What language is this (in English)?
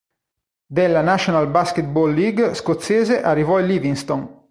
Italian